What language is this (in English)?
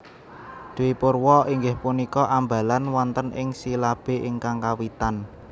Javanese